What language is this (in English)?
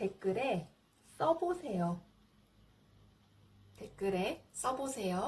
Korean